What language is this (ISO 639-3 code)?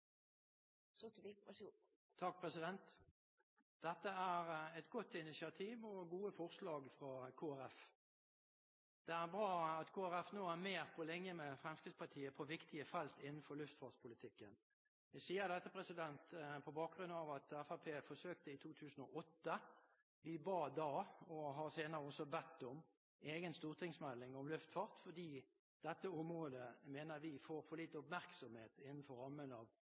nor